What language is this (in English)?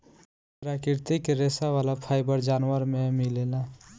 Bhojpuri